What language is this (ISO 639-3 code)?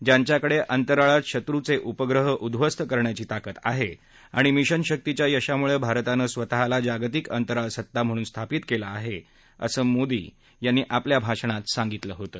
mar